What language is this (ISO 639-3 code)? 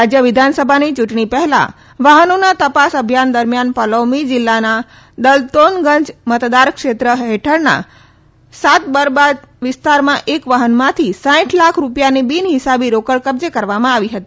guj